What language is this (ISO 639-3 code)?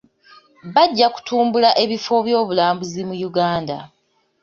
lug